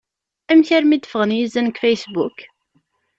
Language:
Kabyle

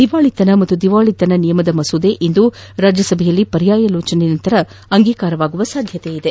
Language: Kannada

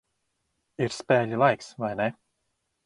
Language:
Latvian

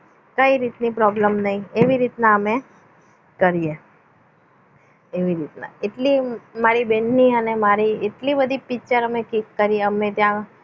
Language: Gujarati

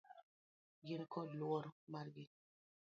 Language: Luo (Kenya and Tanzania)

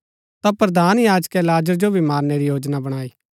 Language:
Gaddi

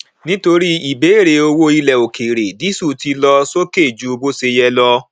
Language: Yoruba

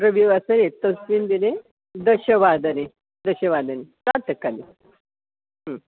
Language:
Sanskrit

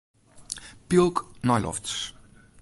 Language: Western Frisian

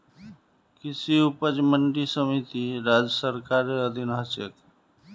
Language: Magahi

